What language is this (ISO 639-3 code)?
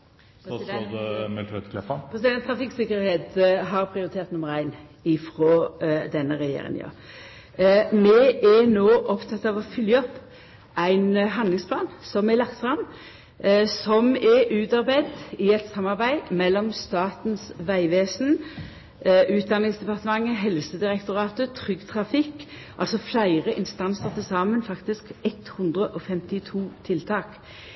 nno